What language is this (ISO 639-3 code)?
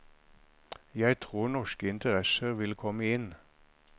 nor